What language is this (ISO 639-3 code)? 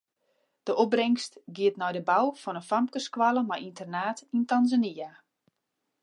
fry